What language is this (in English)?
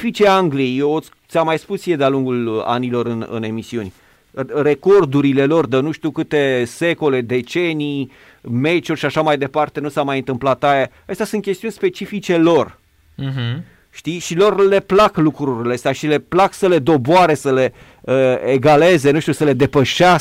Romanian